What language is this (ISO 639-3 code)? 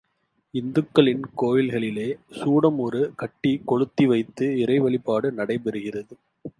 tam